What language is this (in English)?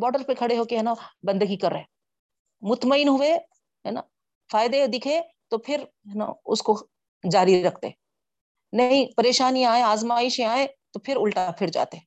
Urdu